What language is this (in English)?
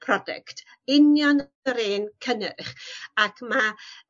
Welsh